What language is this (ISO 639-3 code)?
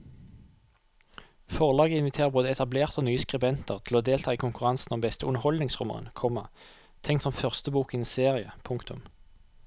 nor